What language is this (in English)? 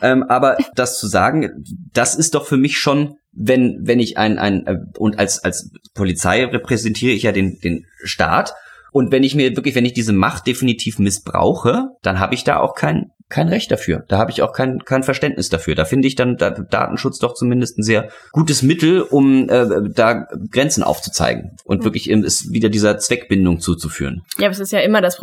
German